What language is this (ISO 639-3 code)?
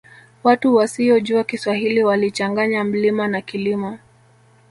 swa